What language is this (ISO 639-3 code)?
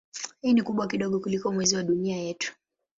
swa